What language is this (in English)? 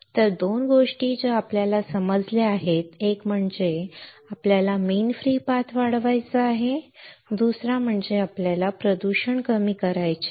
Marathi